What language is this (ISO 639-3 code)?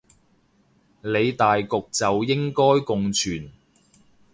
yue